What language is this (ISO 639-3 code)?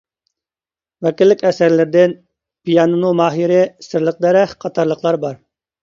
uig